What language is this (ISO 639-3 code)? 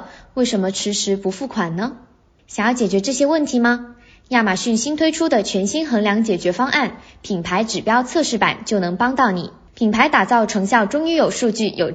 zho